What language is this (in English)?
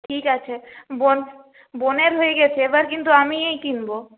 Bangla